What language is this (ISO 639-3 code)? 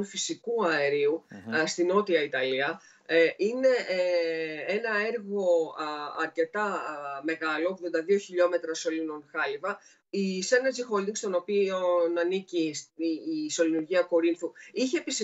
ell